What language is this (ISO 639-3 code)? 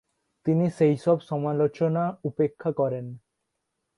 ben